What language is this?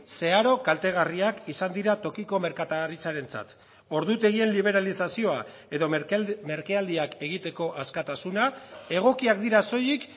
Basque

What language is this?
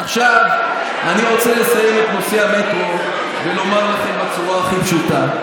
Hebrew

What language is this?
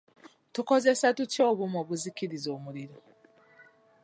Ganda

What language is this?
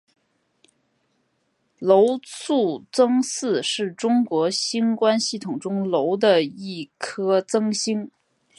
Chinese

